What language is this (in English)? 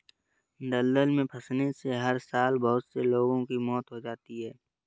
Hindi